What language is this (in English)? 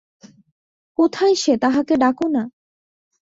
Bangla